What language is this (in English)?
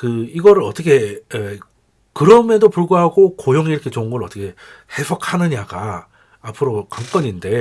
Korean